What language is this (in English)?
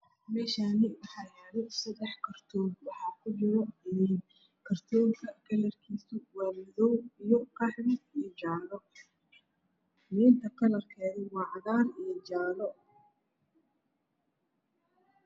Somali